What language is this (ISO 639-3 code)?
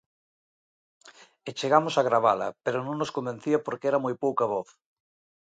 glg